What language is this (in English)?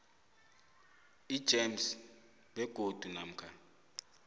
South Ndebele